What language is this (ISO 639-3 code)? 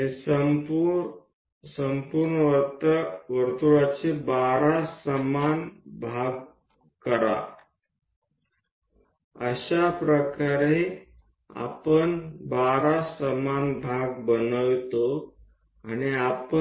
guj